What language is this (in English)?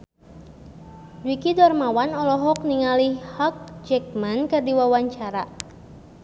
Sundanese